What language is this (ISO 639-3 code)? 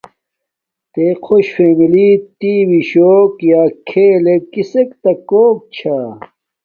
dmk